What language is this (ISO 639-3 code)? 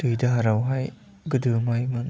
brx